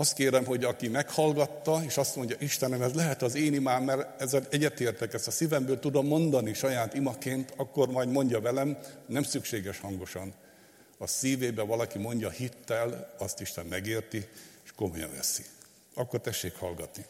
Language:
Hungarian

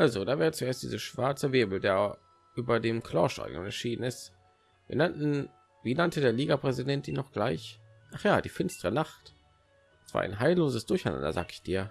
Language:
German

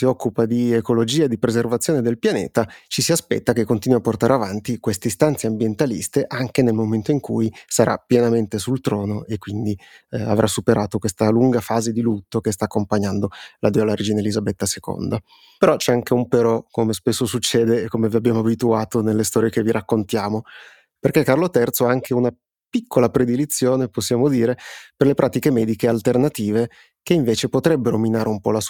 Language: Italian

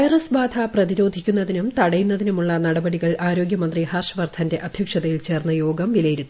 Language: Malayalam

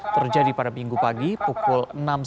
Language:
Indonesian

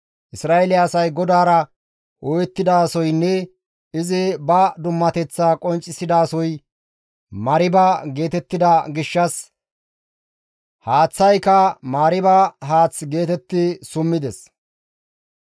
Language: Gamo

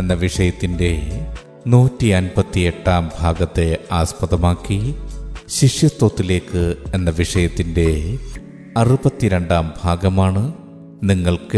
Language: Malayalam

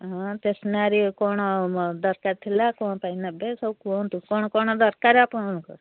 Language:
Odia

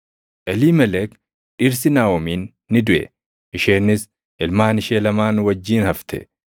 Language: Oromo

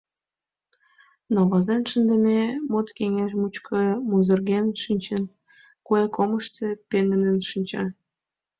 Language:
Mari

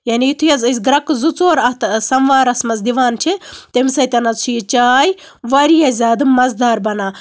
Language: Kashmiri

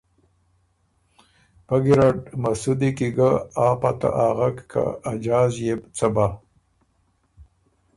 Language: Ormuri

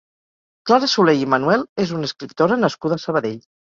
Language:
Catalan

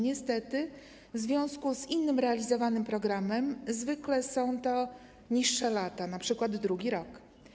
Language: Polish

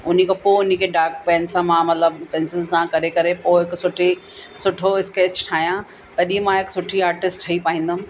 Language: Sindhi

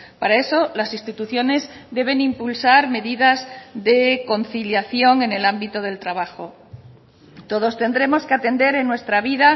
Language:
Spanish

